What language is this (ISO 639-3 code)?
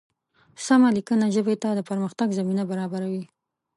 pus